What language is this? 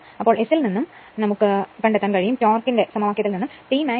Malayalam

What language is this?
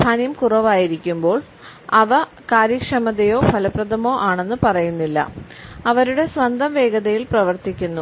Malayalam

